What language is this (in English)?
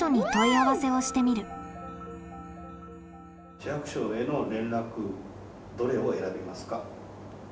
Japanese